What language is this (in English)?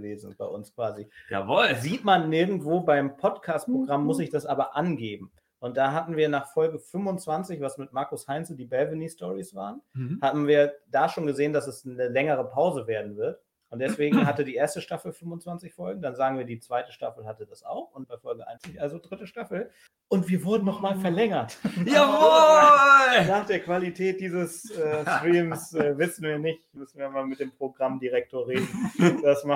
German